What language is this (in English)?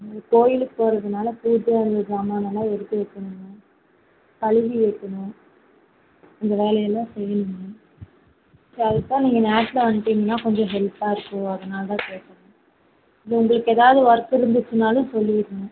Tamil